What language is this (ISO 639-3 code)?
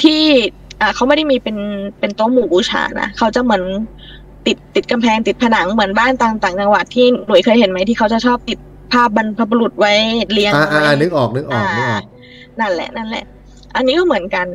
tha